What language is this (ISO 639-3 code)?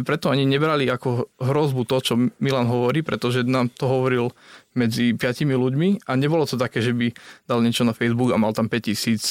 slk